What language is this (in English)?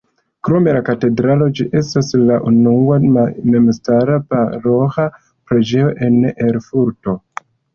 Esperanto